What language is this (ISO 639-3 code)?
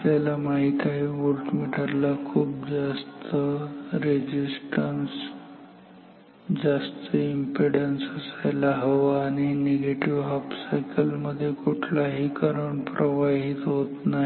mar